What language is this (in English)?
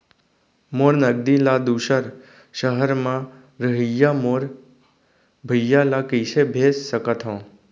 Chhattisgarhi